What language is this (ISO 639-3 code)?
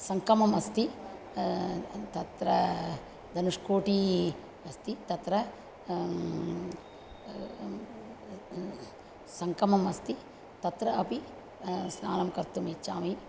san